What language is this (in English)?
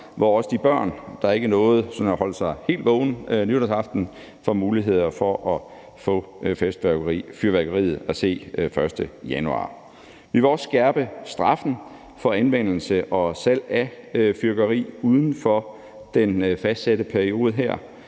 Danish